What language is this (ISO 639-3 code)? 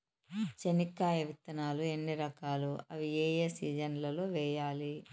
tel